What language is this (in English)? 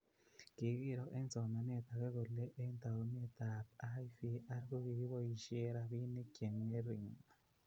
Kalenjin